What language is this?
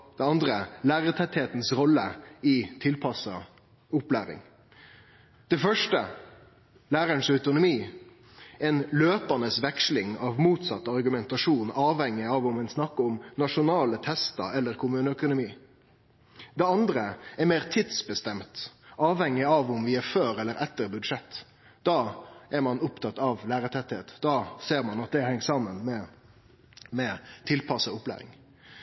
Norwegian Nynorsk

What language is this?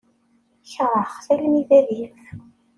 Kabyle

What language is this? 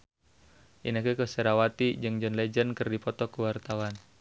Sundanese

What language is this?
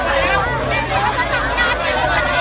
Thai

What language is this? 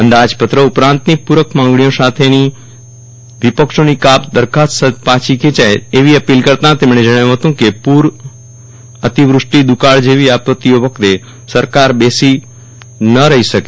Gujarati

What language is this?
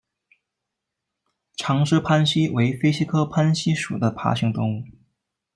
Chinese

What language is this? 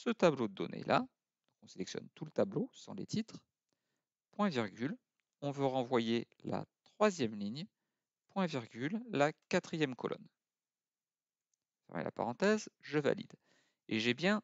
French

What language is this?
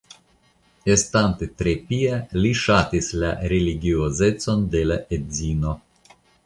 Esperanto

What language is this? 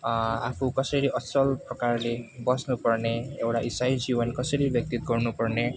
Nepali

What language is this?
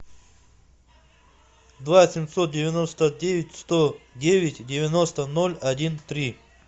Russian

